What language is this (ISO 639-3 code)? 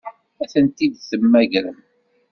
kab